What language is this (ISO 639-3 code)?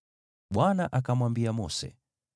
swa